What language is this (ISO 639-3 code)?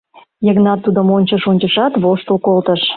chm